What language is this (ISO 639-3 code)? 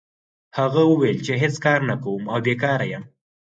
pus